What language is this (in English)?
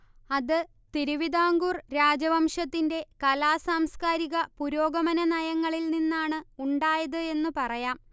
Malayalam